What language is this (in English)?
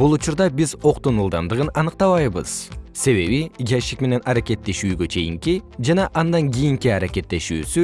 Kyrgyz